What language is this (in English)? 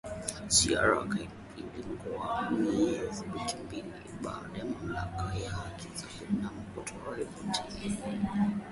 Swahili